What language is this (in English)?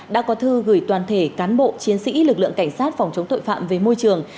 Vietnamese